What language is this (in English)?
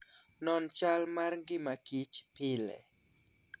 Luo (Kenya and Tanzania)